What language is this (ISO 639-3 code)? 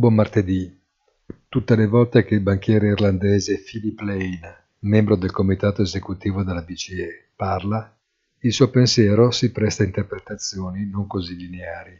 ita